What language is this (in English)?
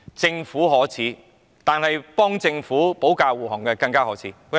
Cantonese